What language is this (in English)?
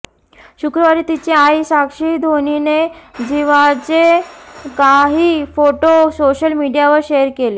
Marathi